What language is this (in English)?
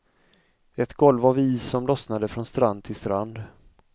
Swedish